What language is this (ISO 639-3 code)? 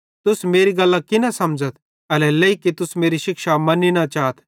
bhd